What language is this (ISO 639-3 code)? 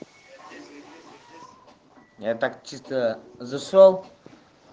rus